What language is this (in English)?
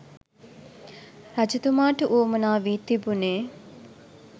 Sinhala